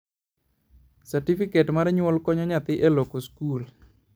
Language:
Luo (Kenya and Tanzania)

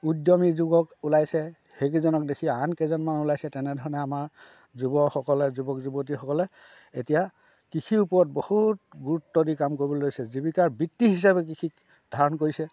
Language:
Assamese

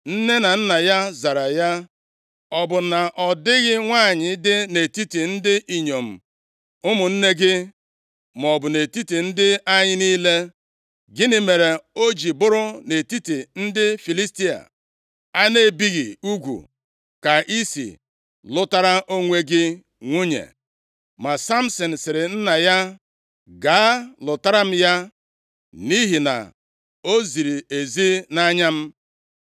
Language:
Igbo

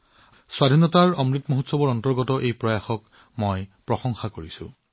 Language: Assamese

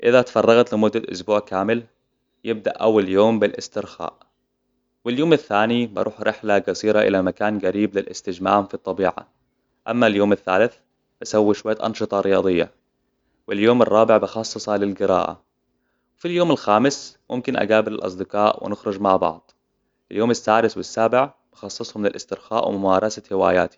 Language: Hijazi Arabic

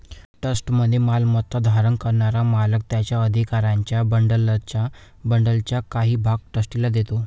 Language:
Marathi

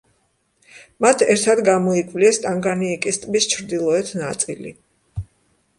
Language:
Georgian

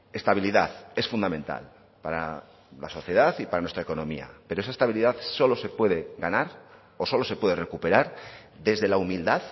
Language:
Spanish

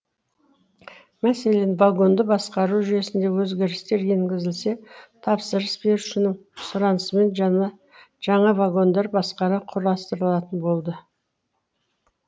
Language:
Kazakh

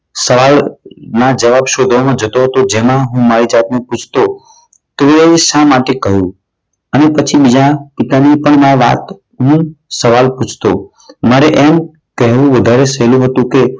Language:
Gujarati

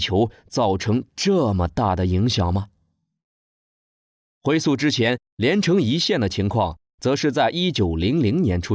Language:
Chinese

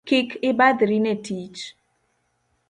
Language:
Luo (Kenya and Tanzania)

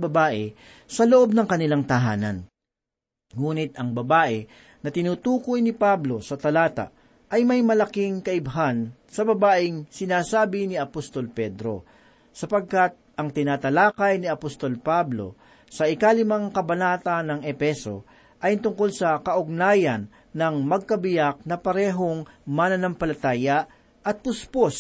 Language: Filipino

